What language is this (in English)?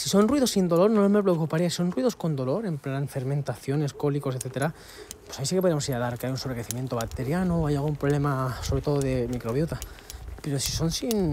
Spanish